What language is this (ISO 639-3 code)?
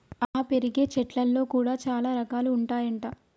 tel